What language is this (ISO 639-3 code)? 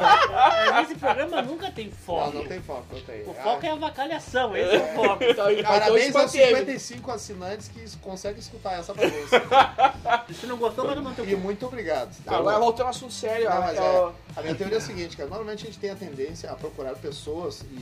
por